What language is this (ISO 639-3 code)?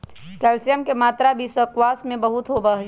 mag